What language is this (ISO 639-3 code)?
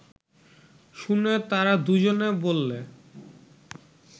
ben